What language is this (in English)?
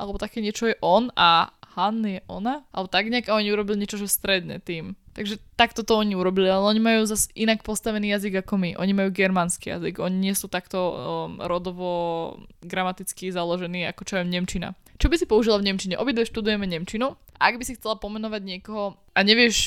Slovak